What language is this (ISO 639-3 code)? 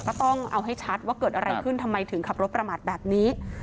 tha